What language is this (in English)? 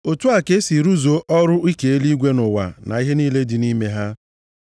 Igbo